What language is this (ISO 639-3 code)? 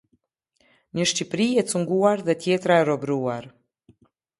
sqi